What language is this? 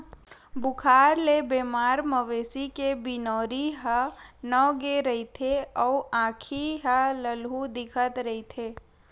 Chhattisgarhi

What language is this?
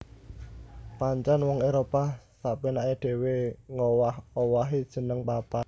Javanese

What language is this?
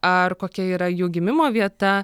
Lithuanian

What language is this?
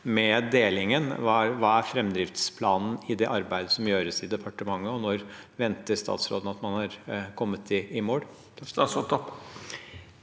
Norwegian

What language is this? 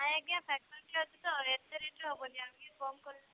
Odia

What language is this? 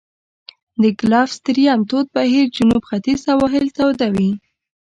Pashto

